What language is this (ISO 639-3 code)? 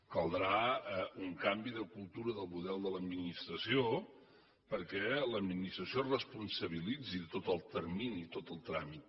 cat